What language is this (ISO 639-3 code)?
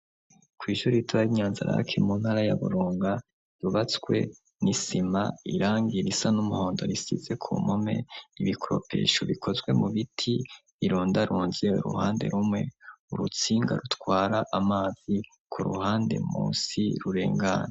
run